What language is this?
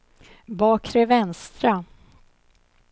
Swedish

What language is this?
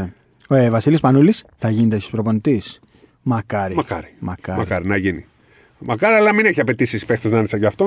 Greek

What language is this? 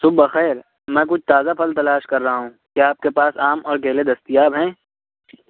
Urdu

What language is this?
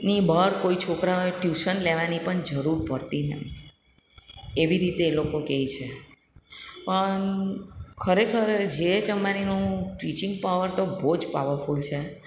Gujarati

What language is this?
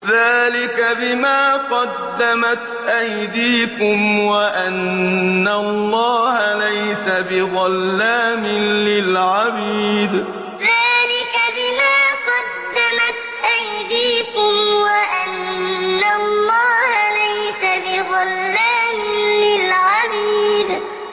Arabic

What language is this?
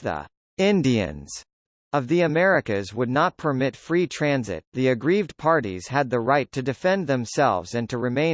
English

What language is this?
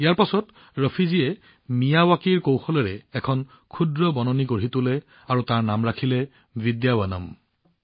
Assamese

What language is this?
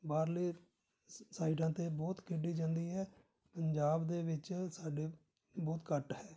Punjabi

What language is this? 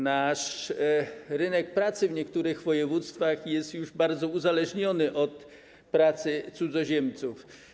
Polish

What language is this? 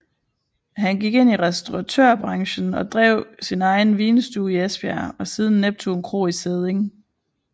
Danish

